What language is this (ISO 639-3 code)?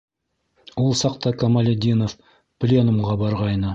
bak